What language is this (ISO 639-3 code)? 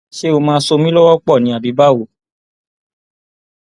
yor